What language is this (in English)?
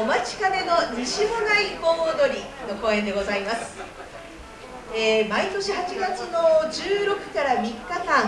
Japanese